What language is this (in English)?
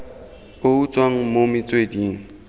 Tswana